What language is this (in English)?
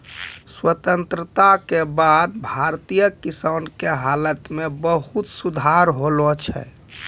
Maithili